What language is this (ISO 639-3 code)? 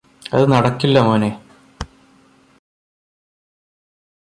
mal